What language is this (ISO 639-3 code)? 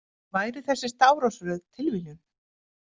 isl